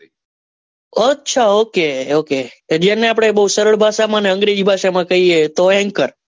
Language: Gujarati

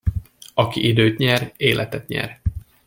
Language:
Hungarian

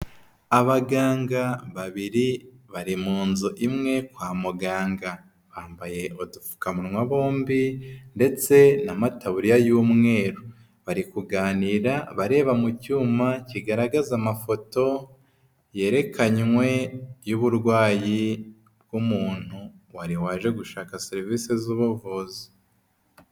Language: Kinyarwanda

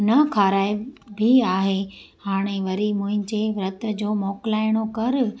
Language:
Sindhi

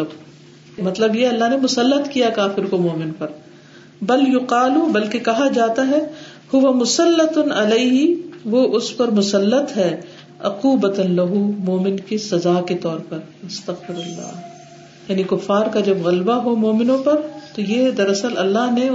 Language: Urdu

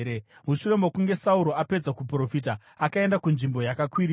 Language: Shona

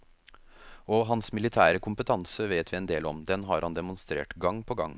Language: Norwegian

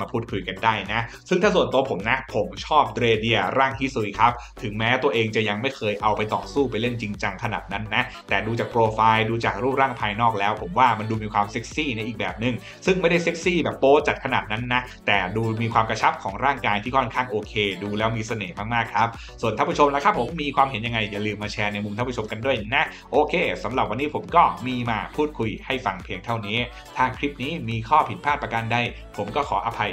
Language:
Thai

